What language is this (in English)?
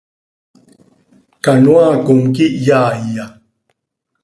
Seri